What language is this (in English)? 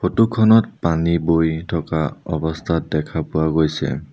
Assamese